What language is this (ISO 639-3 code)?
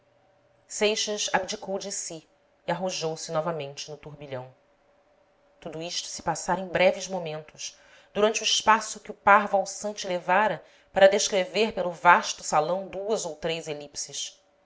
por